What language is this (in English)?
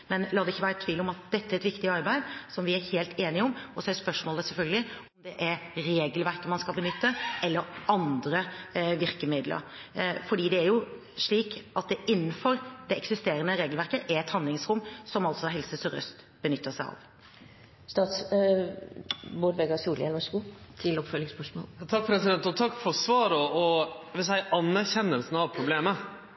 Norwegian